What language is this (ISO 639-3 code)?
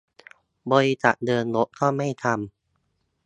tha